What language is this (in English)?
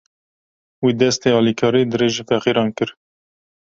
Kurdish